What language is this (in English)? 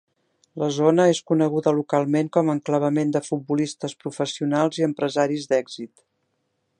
Catalan